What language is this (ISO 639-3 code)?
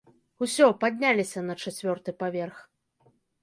bel